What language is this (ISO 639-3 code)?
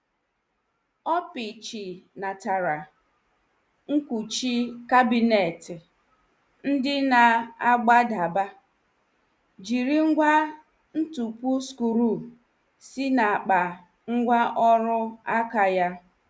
ibo